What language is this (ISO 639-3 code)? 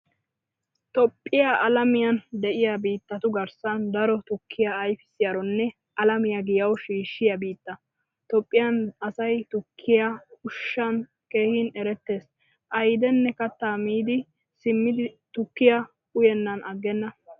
wal